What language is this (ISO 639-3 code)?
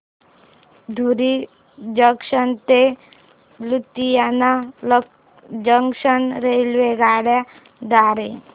mar